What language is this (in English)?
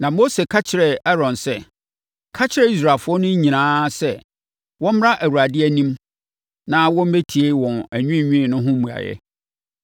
Akan